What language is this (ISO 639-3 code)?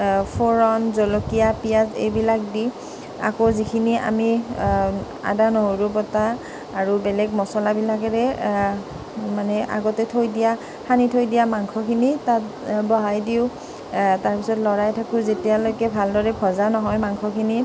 asm